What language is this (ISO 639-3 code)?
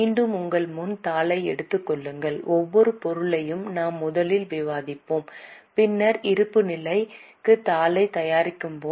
tam